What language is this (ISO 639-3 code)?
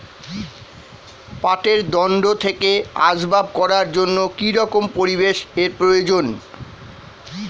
ben